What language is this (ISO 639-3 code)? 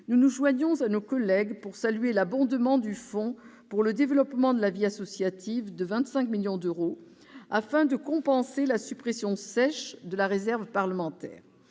fra